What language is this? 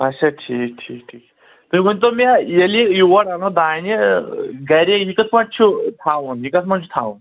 Kashmiri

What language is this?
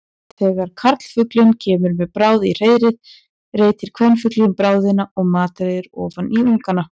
Icelandic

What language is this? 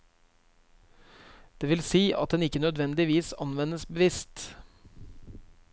Norwegian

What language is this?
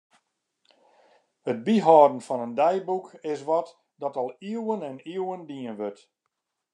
Western Frisian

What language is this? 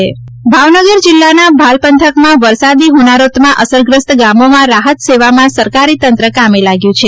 Gujarati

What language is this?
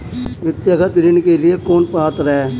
Hindi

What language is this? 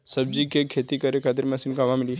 Bhojpuri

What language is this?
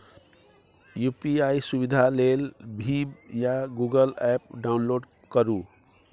Maithili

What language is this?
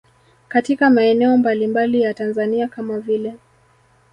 Swahili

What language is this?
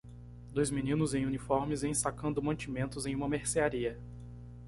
Portuguese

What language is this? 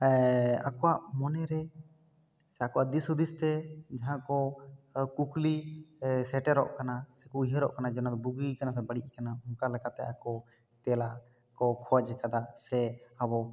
Santali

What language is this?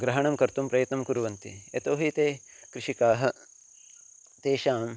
Sanskrit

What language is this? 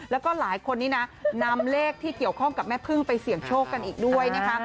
Thai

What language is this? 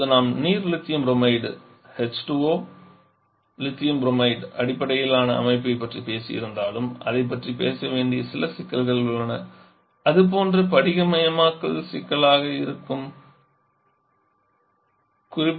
Tamil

